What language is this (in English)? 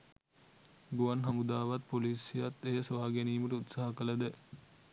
Sinhala